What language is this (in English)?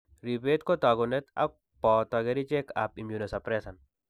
Kalenjin